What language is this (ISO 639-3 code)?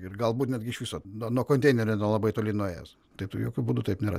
lit